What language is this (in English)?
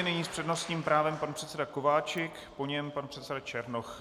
Czech